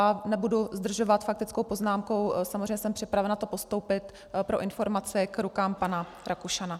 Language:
Czech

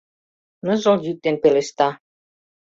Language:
Mari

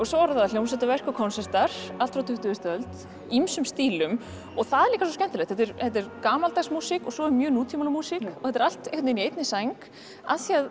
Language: Icelandic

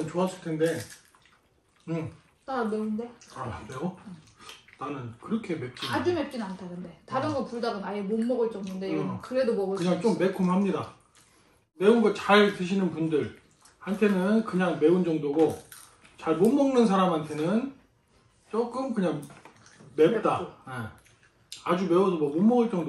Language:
Korean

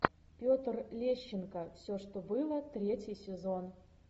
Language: Russian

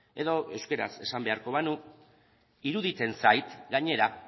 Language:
Basque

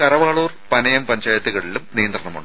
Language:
Malayalam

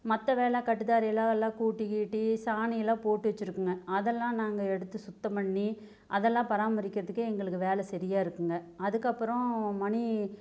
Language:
Tamil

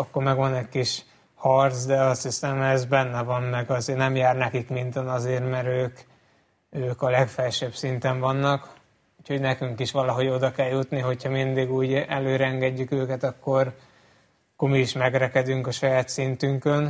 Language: Hungarian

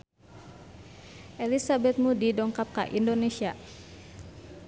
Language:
Sundanese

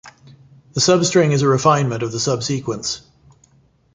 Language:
English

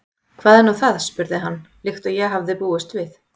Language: Icelandic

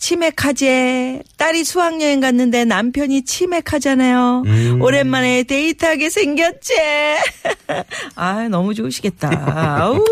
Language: Korean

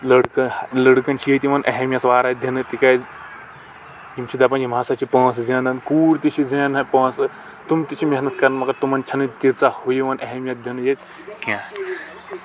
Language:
Kashmiri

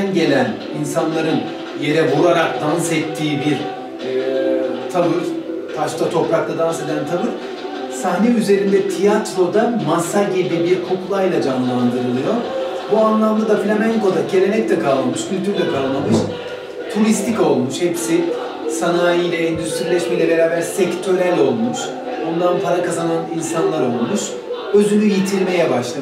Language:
Turkish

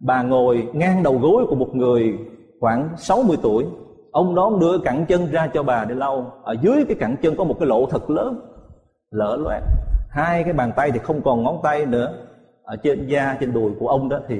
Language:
Vietnamese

